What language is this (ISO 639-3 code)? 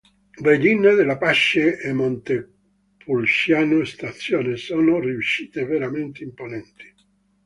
ita